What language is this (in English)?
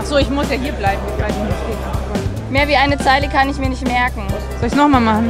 German